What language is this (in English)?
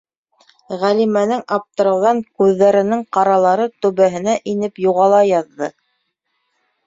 Bashkir